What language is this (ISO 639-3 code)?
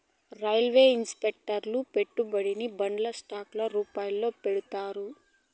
tel